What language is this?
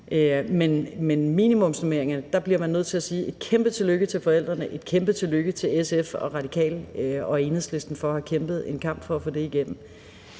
Danish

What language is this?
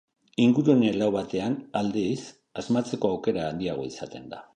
Basque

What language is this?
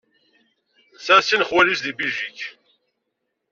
Kabyle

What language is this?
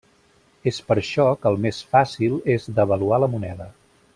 Catalan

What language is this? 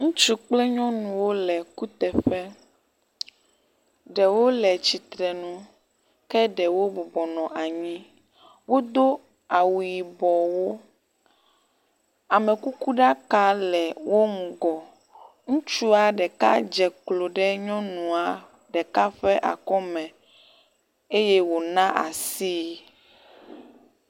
Ewe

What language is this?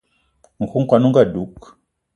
Eton (Cameroon)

